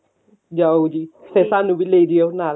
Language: Punjabi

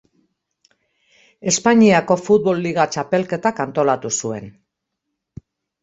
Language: Basque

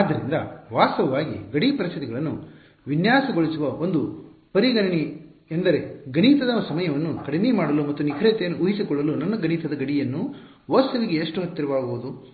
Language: Kannada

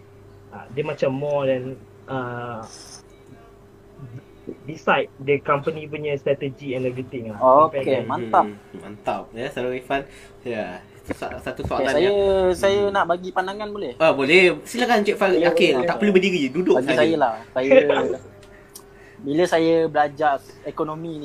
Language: Malay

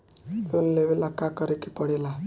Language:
Bhojpuri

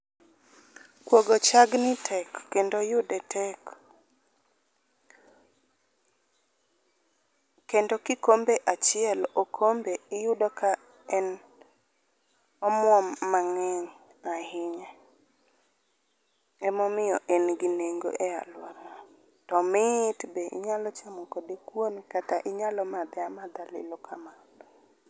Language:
Luo (Kenya and Tanzania)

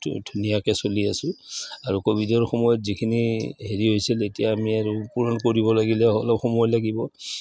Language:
Assamese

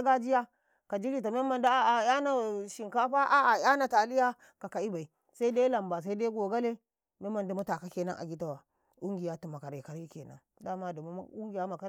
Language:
Karekare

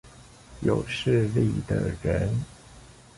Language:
Chinese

